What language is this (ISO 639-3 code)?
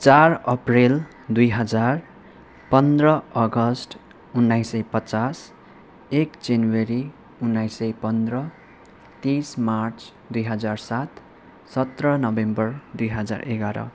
nep